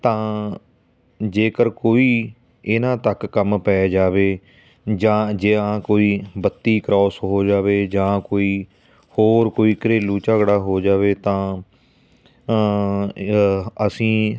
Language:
Punjabi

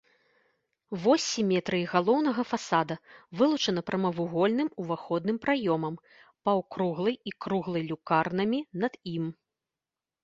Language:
Belarusian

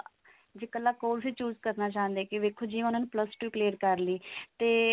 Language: Punjabi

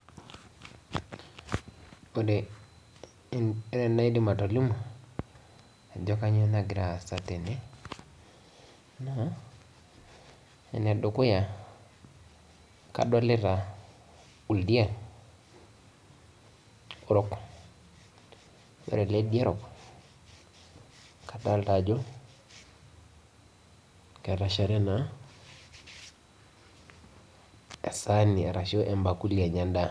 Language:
Masai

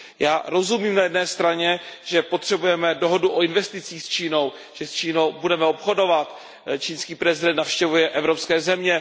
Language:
Czech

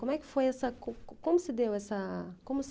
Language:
Portuguese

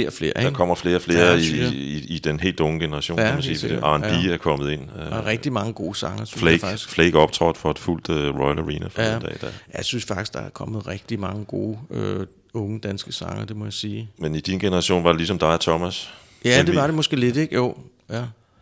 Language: Danish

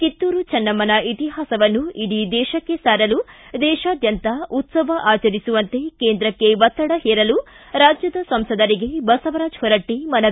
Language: Kannada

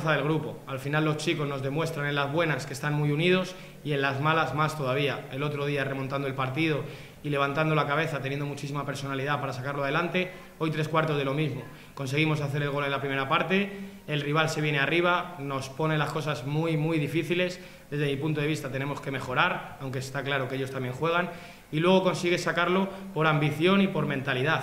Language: Spanish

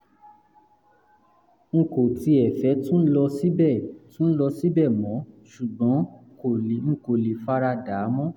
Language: Yoruba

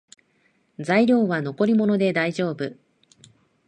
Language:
Japanese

